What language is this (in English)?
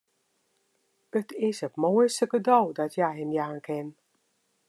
Western Frisian